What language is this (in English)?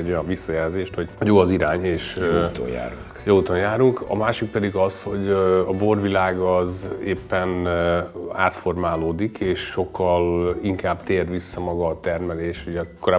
Hungarian